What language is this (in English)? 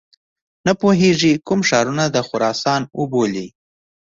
Pashto